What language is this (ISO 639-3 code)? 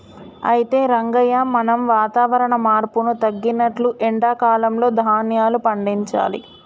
tel